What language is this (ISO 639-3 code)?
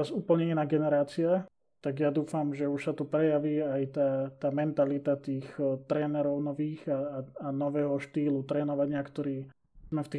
slk